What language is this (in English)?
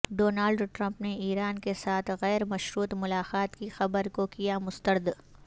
Urdu